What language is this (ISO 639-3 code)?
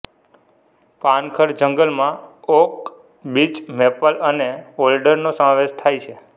guj